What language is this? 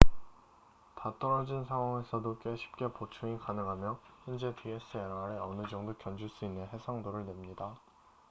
Korean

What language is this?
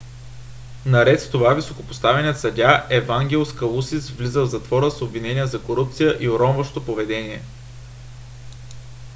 Bulgarian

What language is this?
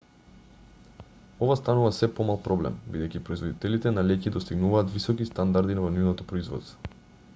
Macedonian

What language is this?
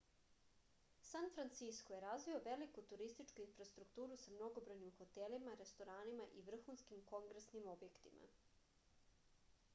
Serbian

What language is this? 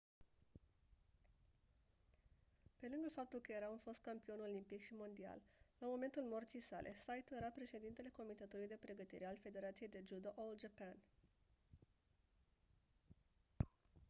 Romanian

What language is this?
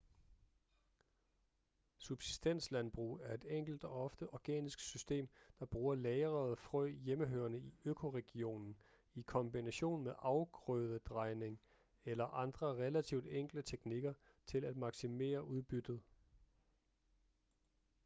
Danish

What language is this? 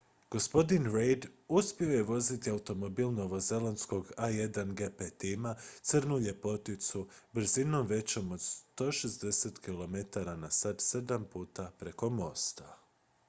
Croatian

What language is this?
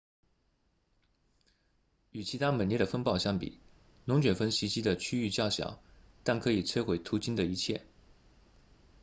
Chinese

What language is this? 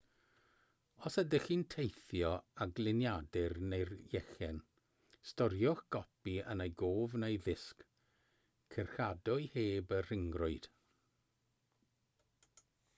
Welsh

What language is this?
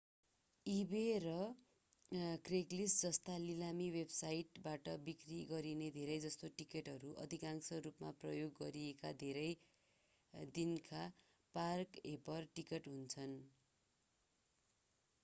Nepali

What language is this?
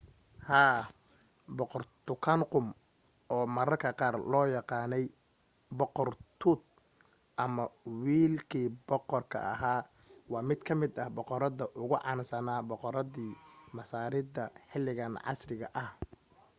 Somali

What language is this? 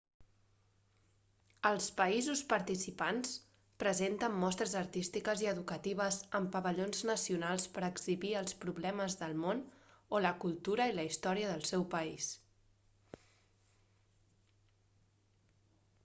Catalan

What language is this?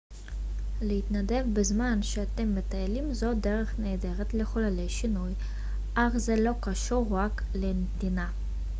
Hebrew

